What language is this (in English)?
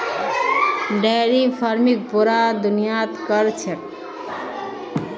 Magahi